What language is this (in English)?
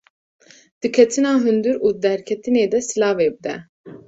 Kurdish